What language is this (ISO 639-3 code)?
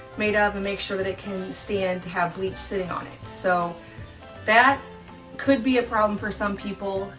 eng